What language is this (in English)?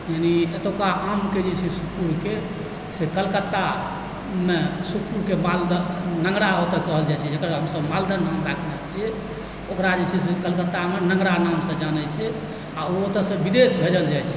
Maithili